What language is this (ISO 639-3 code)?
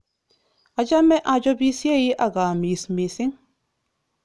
kln